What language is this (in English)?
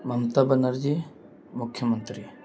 Urdu